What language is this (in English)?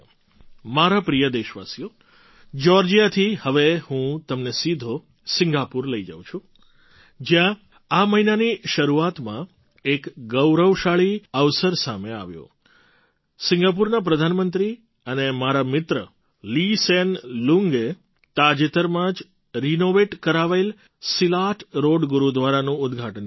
Gujarati